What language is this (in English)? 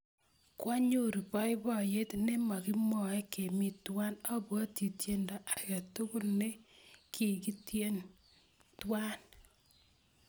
Kalenjin